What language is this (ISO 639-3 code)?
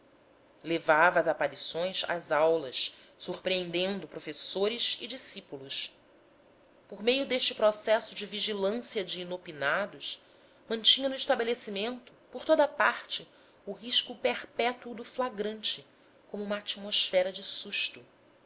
por